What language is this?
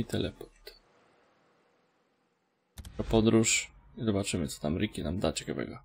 Polish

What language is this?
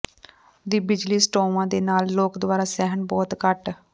Punjabi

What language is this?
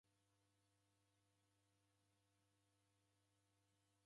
Taita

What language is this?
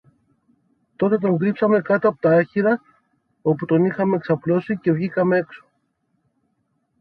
Greek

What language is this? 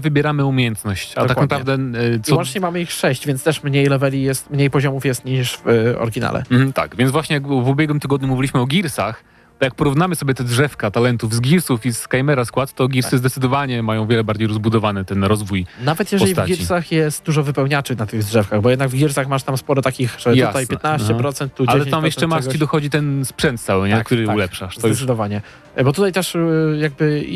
Polish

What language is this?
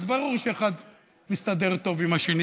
Hebrew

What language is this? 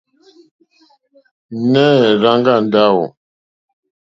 Mokpwe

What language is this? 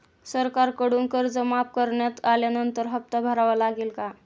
Marathi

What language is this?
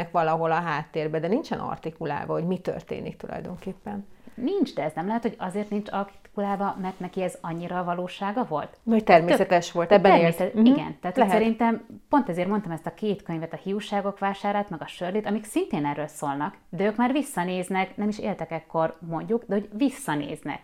Hungarian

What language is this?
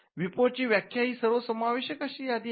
Marathi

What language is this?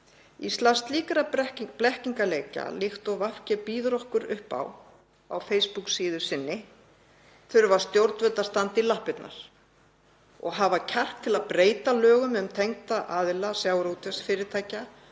Icelandic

